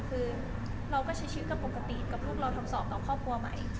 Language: Thai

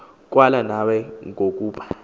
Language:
Xhosa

